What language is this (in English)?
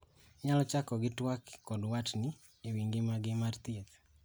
Luo (Kenya and Tanzania)